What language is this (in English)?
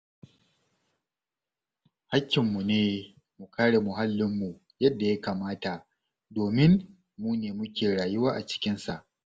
Hausa